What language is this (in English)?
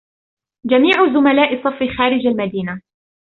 Arabic